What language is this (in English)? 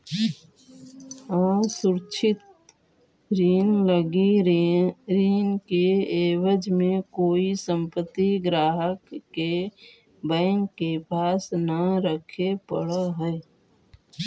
Magahi